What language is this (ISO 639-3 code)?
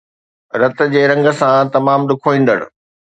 snd